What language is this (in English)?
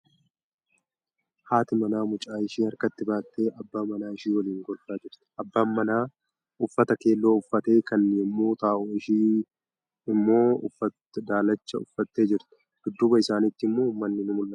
Oromo